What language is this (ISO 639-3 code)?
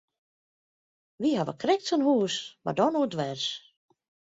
fry